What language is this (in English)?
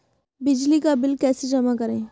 Hindi